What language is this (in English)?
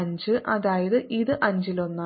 Malayalam